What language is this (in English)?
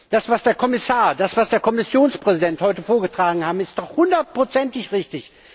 German